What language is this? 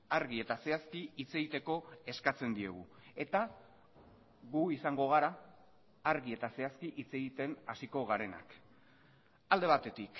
Basque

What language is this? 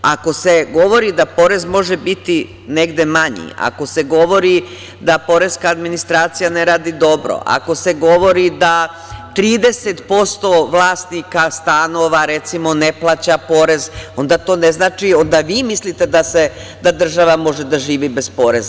Serbian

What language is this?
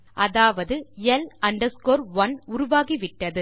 Tamil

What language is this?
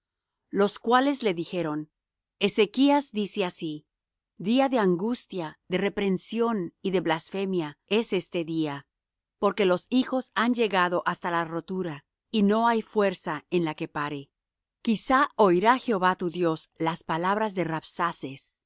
Spanish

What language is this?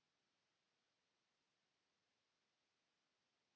Finnish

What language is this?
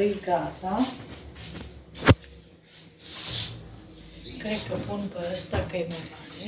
Romanian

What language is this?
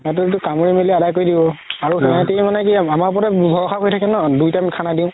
Assamese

